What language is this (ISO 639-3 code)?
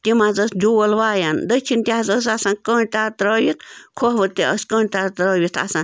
kas